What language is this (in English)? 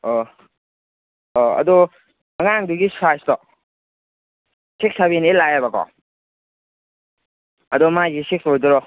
Manipuri